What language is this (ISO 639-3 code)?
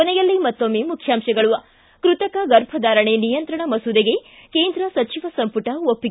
kan